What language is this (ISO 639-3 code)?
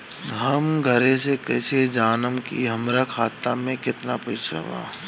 bho